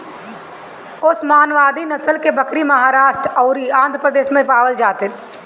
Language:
Bhojpuri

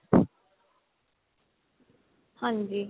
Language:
Punjabi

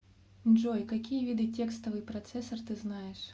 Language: Russian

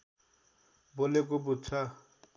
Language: Nepali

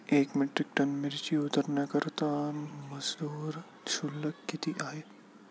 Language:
Marathi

